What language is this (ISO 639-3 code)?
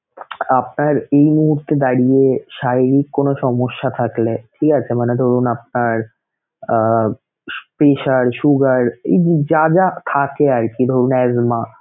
ben